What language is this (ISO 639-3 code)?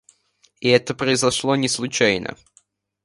rus